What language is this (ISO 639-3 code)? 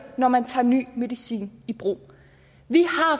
dan